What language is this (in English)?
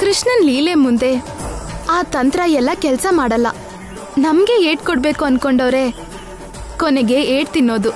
Kannada